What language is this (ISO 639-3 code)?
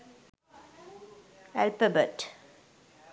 sin